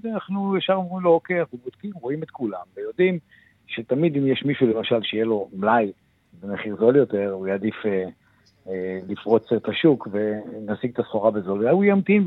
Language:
Hebrew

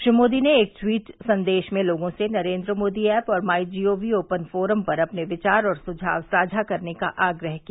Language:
Hindi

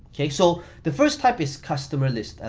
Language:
English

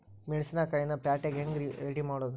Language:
Kannada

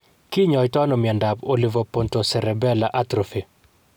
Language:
Kalenjin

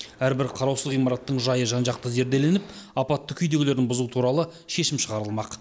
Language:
Kazakh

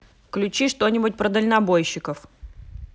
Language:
Russian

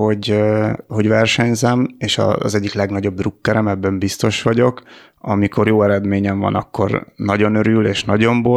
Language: Hungarian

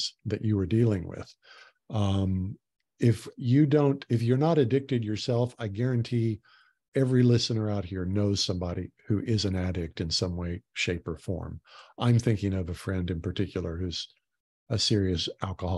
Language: English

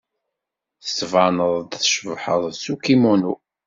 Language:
Kabyle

